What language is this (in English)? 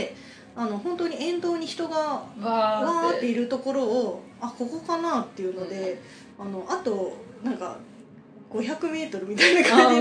Japanese